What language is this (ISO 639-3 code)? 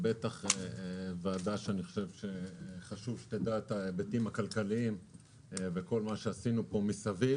heb